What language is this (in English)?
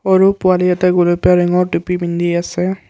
Assamese